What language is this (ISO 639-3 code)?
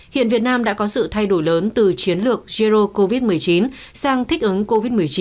vie